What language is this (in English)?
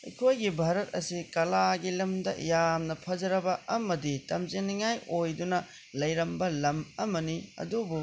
Manipuri